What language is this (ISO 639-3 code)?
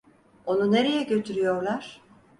tur